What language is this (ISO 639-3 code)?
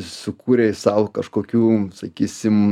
lit